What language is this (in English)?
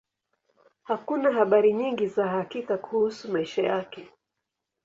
Swahili